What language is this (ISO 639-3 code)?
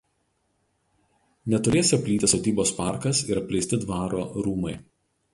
lit